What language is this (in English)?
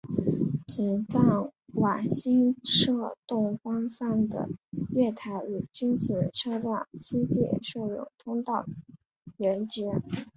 Chinese